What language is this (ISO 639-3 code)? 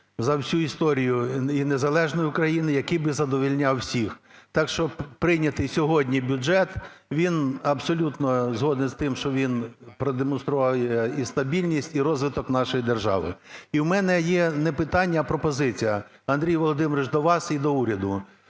ukr